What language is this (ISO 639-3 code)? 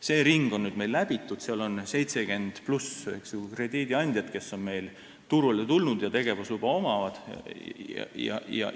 est